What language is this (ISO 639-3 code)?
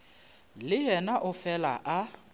nso